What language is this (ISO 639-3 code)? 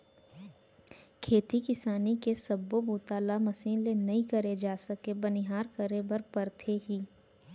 hne